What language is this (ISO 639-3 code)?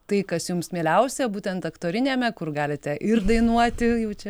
lit